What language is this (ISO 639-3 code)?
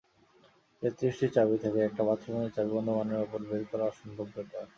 ben